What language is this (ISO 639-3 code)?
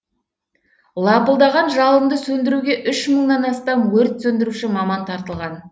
kaz